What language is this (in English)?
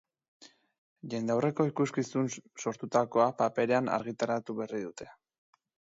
Basque